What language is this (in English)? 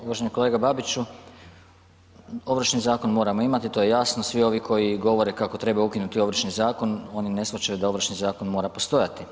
Croatian